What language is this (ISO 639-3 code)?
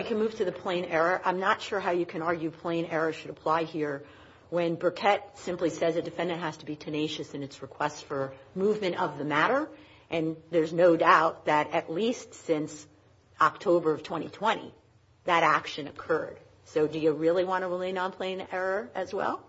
eng